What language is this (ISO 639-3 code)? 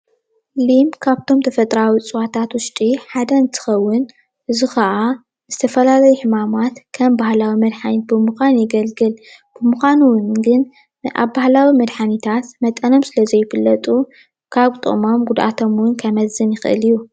tir